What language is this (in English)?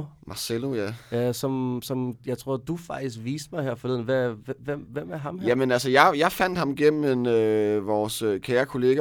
Danish